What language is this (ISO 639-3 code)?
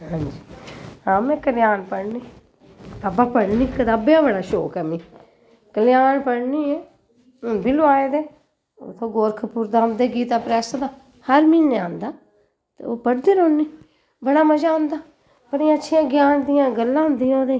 doi